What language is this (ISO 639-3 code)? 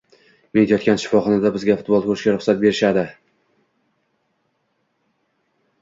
uzb